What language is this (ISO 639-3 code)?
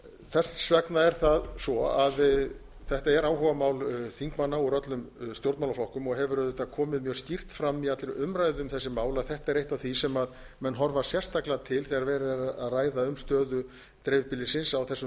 isl